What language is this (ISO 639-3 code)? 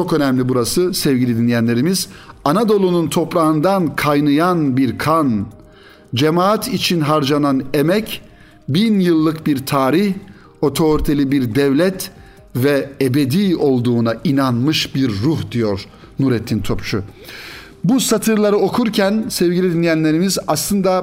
tur